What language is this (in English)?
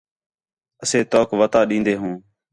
Khetrani